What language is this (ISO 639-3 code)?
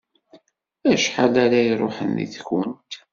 kab